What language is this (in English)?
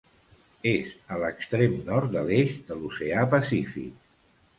Catalan